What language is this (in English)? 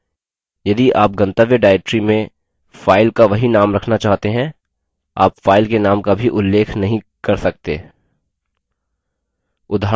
Hindi